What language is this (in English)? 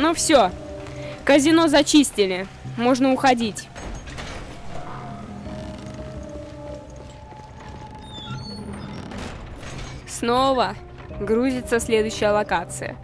Russian